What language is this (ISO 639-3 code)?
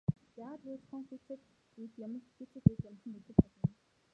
mon